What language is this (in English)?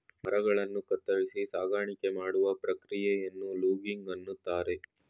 Kannada